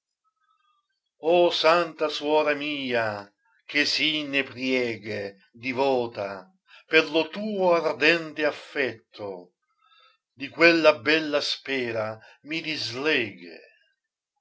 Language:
Italian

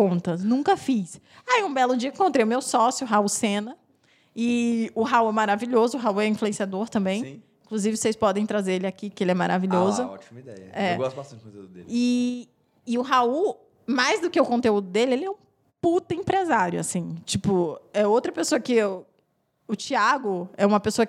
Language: Portuguese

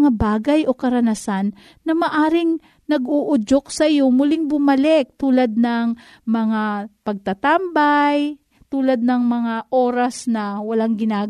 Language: Filipino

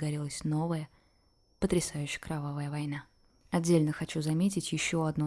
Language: Russian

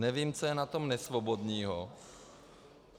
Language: Czech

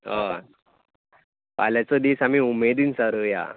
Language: Konkani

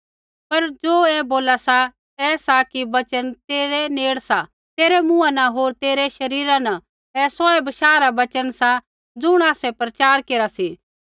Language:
Kullu Pahari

